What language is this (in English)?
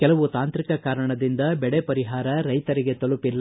Kannada